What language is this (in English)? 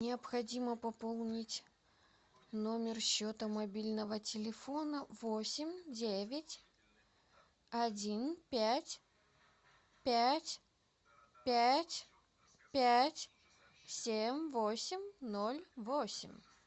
Russian